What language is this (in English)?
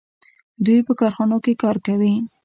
Pashto